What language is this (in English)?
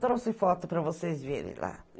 Portuguese